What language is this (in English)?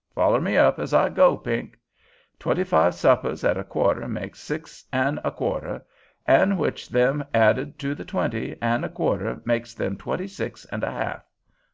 English